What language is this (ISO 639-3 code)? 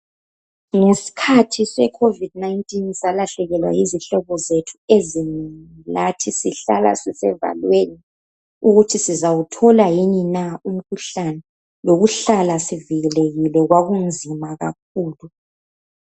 nde